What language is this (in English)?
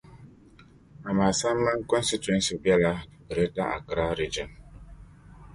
Dagbani